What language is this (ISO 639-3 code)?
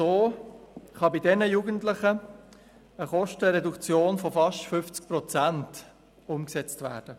gsw